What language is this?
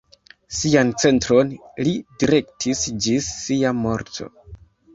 Esperanto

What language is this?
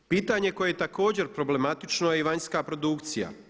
Croatian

